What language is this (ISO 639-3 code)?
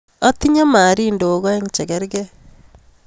kln